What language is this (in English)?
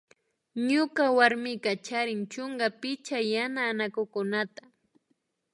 Imbabura Highland Quichua